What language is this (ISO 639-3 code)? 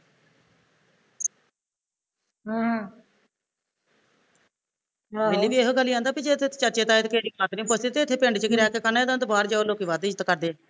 pan